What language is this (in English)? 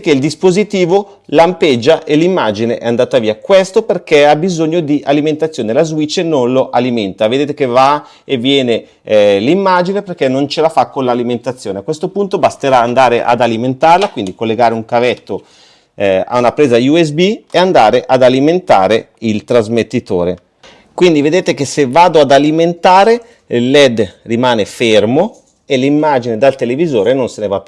Italian